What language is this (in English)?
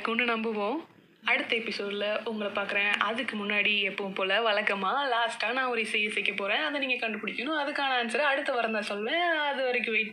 Tamil